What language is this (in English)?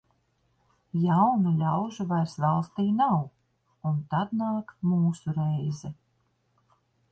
Latvian